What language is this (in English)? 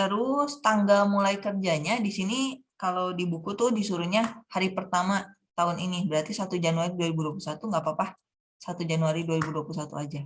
Indonesian